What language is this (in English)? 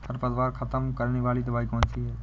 Hindi